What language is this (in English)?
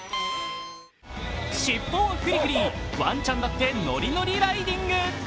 Japanese